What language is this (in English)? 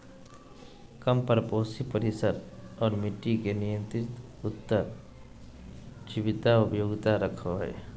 Magahi